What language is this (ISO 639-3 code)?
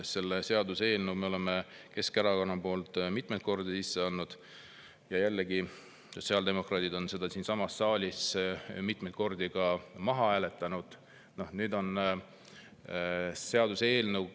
est